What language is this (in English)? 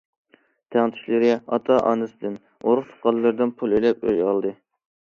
Uyghur